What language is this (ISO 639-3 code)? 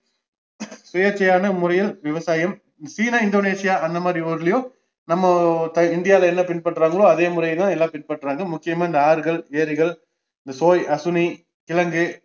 tam